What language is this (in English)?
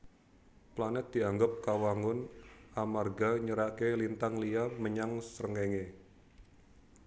Javanese